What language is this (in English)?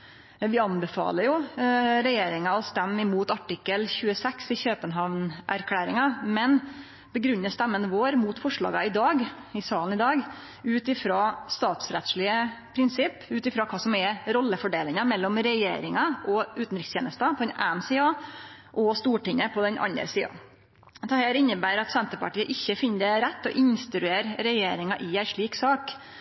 Norwegian Nynorsk